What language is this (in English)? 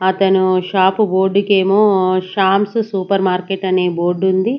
Telugu